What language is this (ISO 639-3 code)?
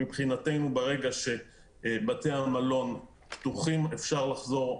heb